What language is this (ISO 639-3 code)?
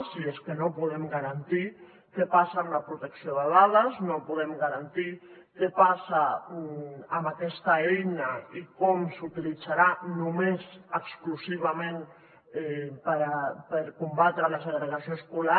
cat